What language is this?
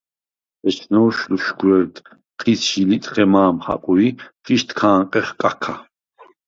Svan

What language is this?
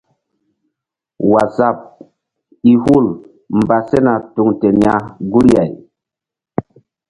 Mbum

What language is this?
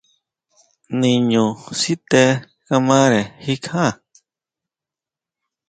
Huautla Mazatec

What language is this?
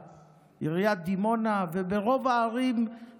Hebrew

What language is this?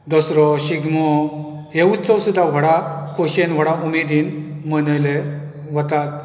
Konkani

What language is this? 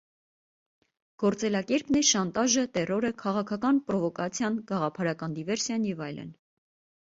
Armenian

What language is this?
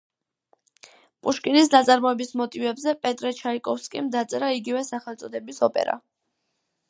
Georgian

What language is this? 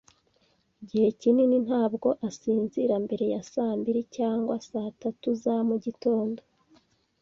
Kinyarwanda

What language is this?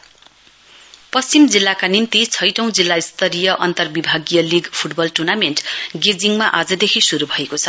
Nepali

